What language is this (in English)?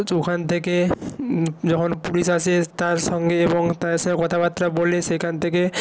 Bangla